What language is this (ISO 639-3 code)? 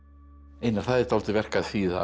isl